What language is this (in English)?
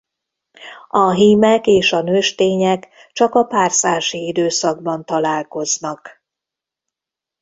Hungarian